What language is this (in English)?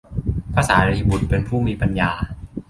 Thai